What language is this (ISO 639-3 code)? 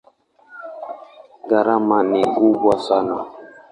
swa